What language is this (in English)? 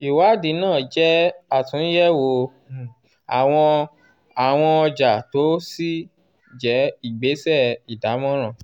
Yoruba